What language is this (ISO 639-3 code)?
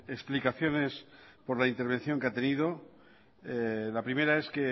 spa